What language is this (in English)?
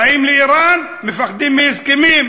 Hebrew